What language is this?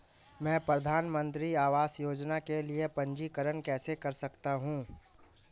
Hindi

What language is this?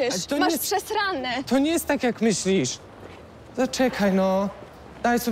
Polish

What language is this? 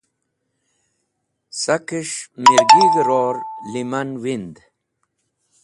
Wakhi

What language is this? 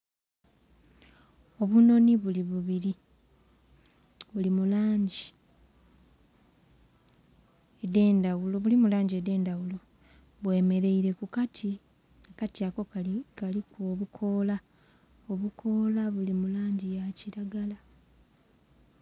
Soga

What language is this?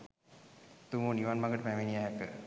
Sinhala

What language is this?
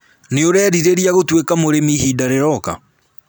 Kikuyu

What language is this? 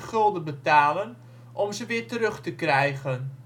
Dutch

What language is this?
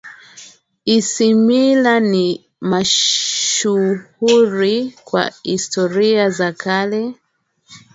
Swahili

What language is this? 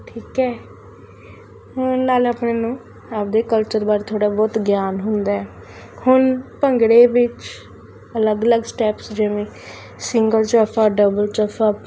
Punjabi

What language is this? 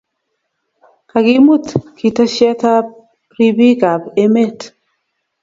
Kalenjin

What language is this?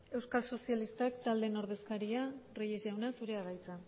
Basque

